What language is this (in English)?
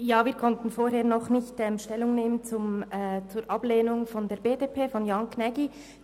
Swiss German